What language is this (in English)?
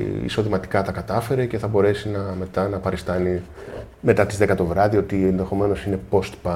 Greek